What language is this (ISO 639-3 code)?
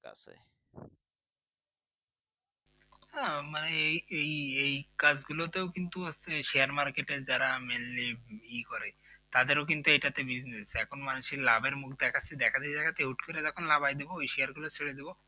ben